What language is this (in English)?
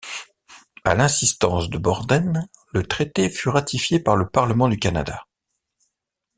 French